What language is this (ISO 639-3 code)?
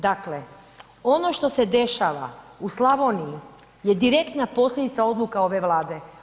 hrv